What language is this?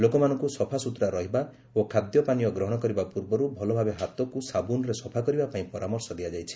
Odia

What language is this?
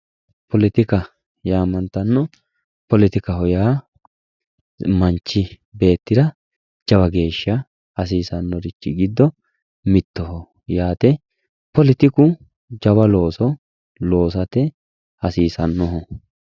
Sidamo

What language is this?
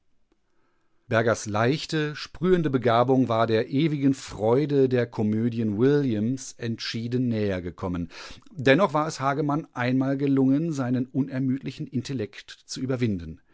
German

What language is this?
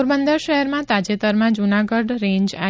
Gujarati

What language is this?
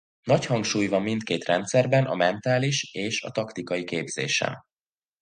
Hungarian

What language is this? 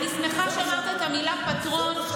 Hebrew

